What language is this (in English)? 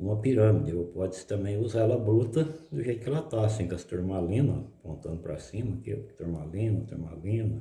Portuguese